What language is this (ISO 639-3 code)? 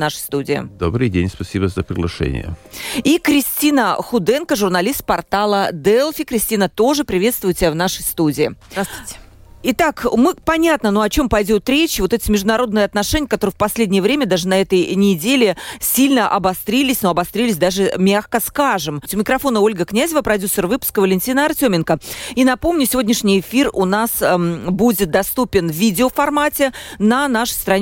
rus